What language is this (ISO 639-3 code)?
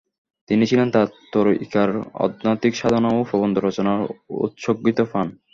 ben